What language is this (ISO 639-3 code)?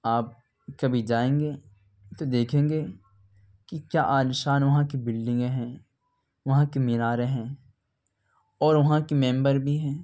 urd